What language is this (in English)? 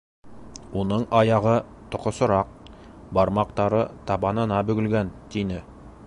Bashkir